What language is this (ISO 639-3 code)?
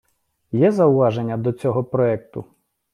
ukr